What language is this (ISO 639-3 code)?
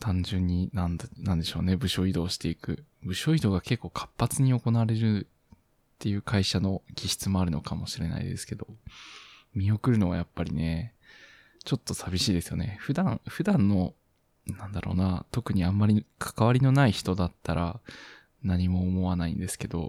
jpn